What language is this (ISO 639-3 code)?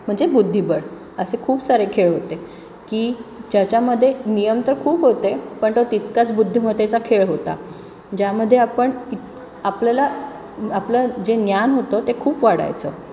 mar